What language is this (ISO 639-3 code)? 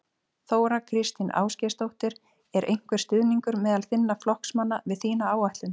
isl